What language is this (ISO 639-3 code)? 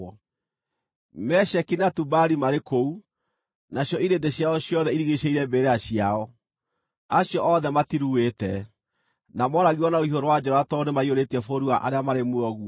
kik